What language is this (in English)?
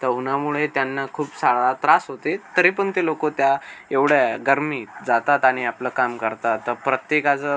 Marathi